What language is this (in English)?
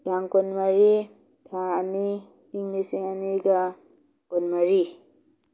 Manipuri